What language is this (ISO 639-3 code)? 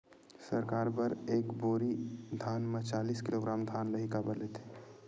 hne